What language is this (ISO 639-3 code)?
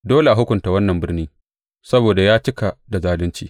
hau